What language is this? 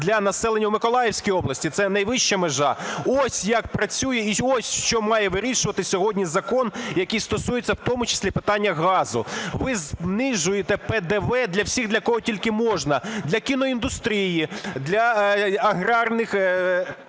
Ukrainian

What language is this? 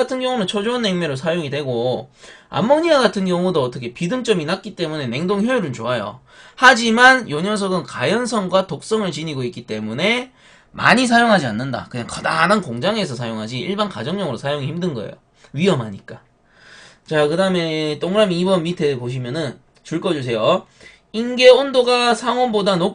Korean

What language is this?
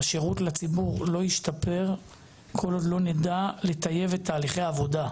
Hebrew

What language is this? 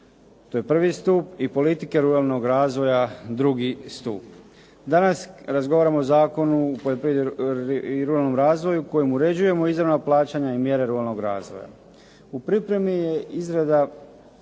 Croatian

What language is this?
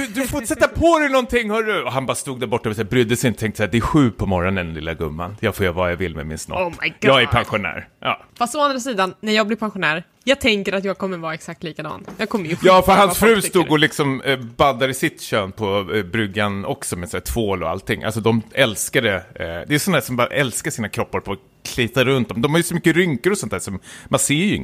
Swedish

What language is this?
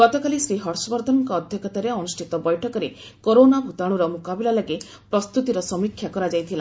Odia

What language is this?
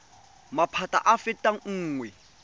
Tswana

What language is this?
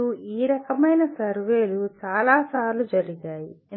Telugu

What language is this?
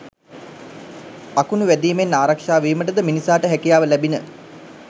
Sinhala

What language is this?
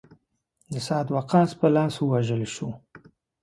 Pashto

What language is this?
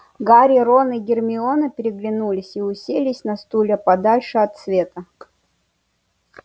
Russian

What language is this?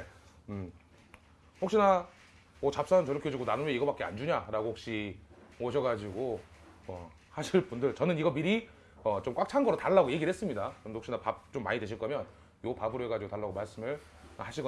Korean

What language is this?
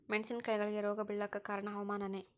Kannada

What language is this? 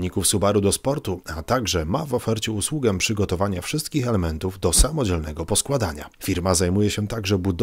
Polish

